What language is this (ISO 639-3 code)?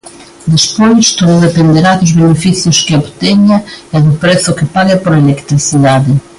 glg